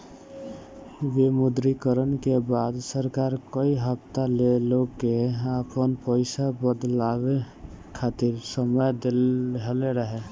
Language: Bhojpuri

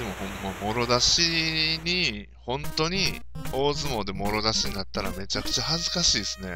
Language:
Japanese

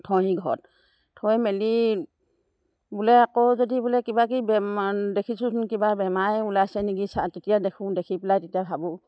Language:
Assamese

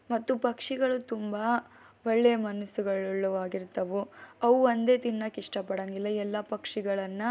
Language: Kannada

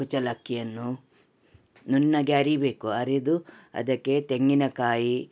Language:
Kannada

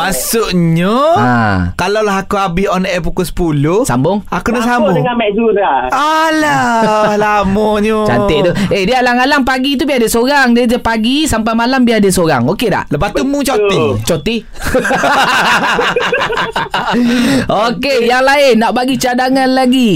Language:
Malay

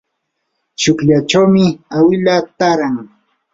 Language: Yanahuanca Pasco Quechua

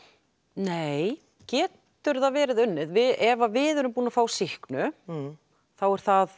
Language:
Icelandic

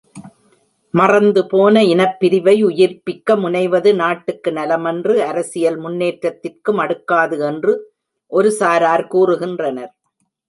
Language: Tamil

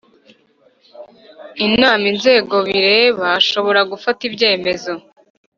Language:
Kinyarwanda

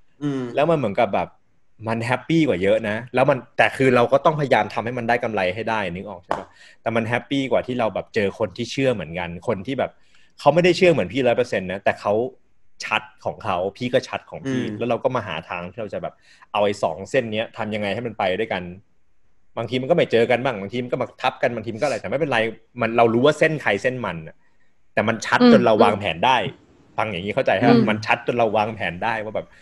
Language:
Thai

